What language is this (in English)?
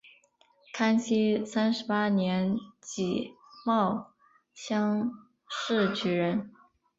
Chinese